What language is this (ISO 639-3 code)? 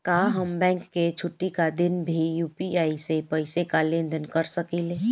bho